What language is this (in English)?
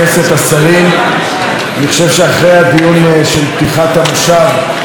Hebrew